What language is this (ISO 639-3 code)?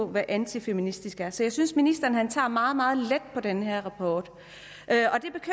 dan